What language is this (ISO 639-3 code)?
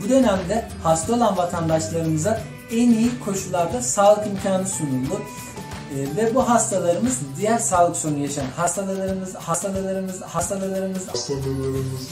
tur